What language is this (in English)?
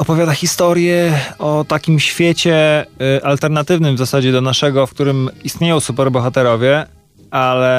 Polish